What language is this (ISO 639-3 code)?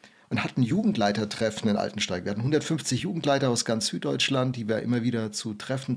deu